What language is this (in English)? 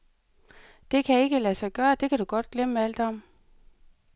Danish